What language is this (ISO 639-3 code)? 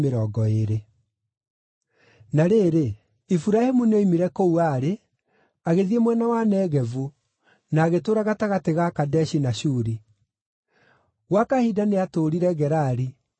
kik